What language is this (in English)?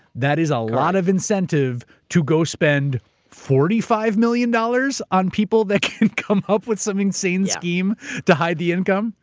English